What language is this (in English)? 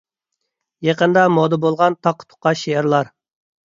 Uyghur